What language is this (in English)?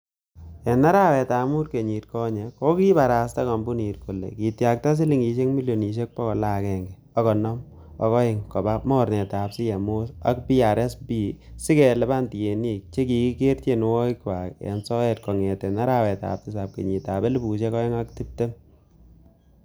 Kalenjin